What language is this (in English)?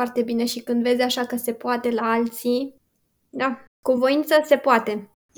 Romanian